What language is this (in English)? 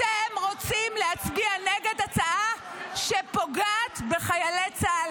Hebrew